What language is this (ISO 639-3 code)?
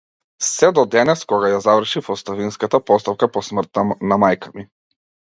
mkd